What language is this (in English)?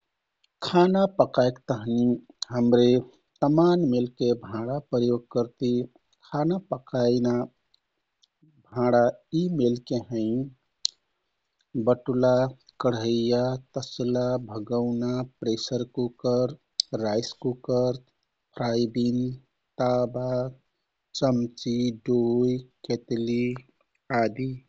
Kathoriya Tharu